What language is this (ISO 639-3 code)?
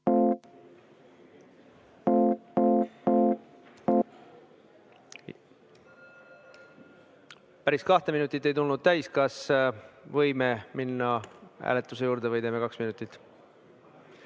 est